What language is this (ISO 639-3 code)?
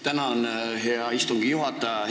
est